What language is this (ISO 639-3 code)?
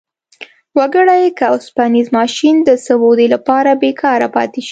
pus